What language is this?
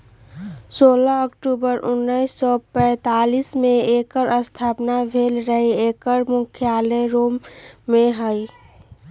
Magahi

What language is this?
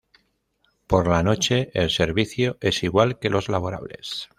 Spanish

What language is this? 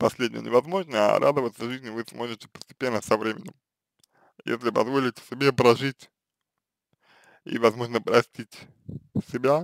Russian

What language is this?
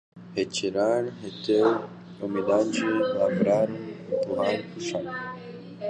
Portuguese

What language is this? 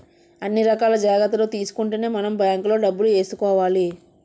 Telugu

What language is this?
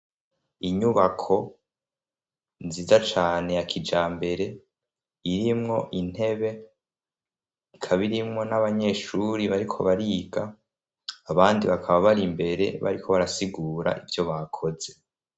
Rundi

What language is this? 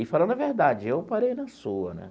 Portuguese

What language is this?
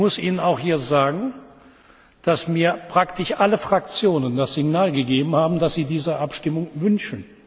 German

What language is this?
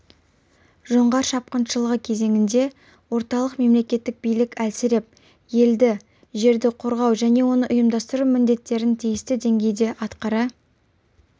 Kazakh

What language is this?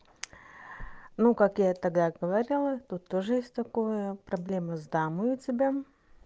Russian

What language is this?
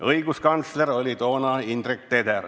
Estonian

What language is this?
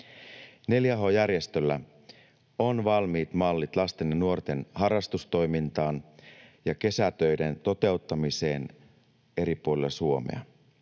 Finnish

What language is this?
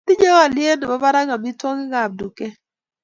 Kalenjin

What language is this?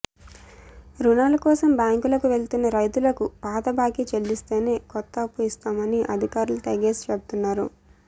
Telugu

